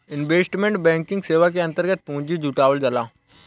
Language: Bhojpuri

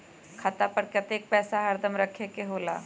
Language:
Magahi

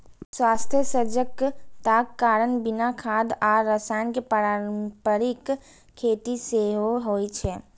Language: Maithili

